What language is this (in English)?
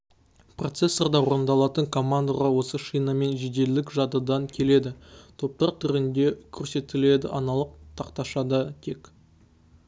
Kazakh